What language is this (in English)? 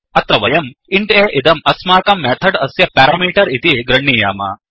Sanskrit